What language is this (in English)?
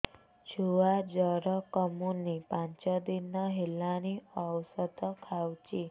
Odia